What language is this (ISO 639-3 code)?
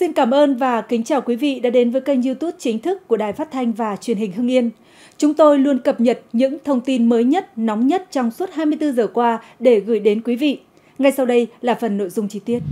vie